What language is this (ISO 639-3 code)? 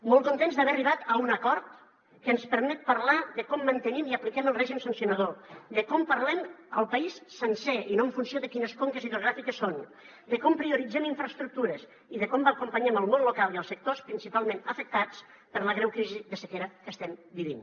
cat